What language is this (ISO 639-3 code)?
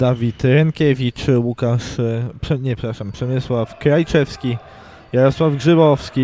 pol